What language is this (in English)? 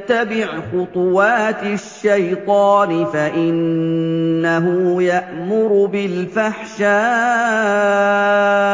Arabic